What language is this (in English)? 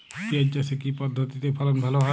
Bangla